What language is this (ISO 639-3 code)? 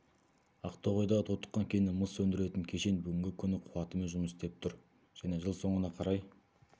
kaz